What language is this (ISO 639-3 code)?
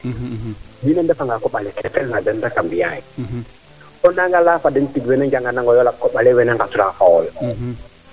srr